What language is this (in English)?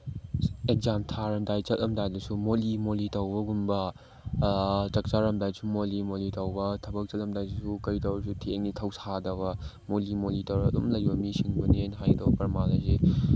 Manipuri